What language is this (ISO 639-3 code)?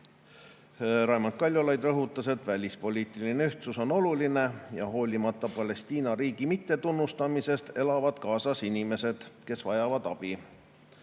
est